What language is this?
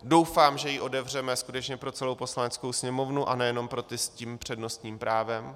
Czech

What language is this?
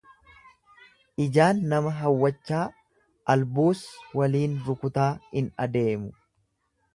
Oromo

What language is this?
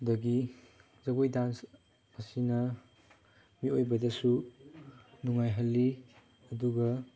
Manipuri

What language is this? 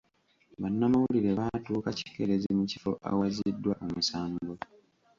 Ganda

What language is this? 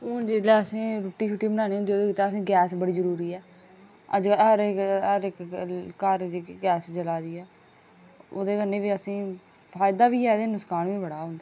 Dogri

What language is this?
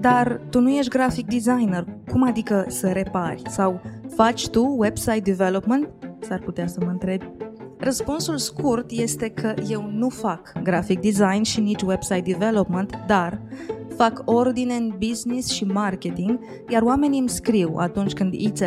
Romanian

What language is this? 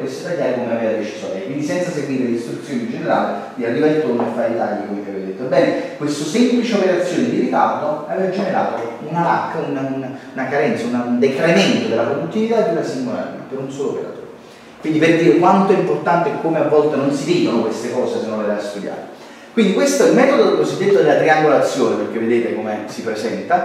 Italian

